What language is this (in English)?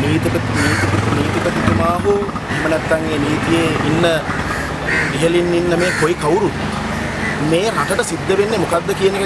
Arabic